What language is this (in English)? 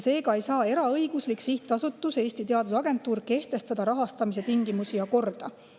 Estonian